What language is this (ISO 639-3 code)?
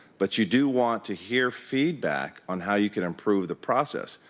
eng